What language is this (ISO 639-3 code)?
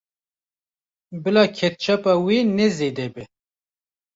kur